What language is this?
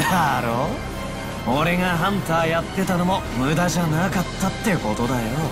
Japanese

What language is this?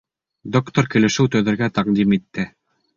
Bashkir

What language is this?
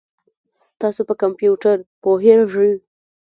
Pashto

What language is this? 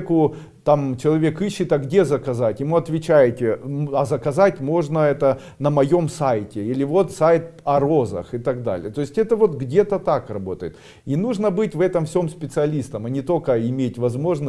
Russian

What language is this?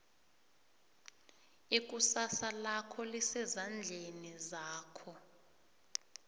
South Ndebele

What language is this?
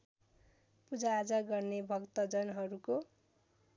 Nepali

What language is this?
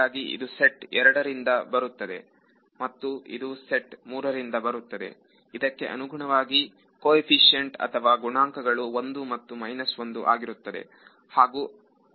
Kannada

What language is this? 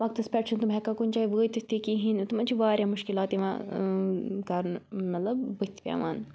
Kashmiri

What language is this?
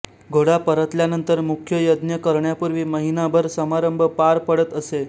Marathi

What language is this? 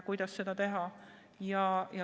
Estonian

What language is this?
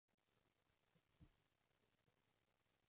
Cantonese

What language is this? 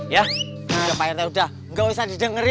Indonesian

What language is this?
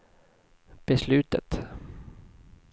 Swedish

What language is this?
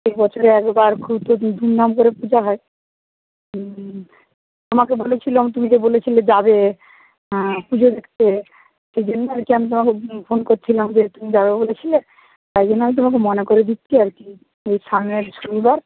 Bangla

